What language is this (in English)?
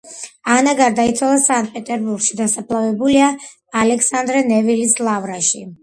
Georgian